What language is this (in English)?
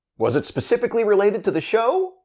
English